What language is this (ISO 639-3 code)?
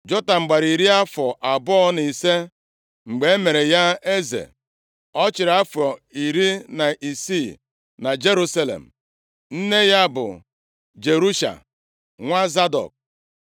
ibo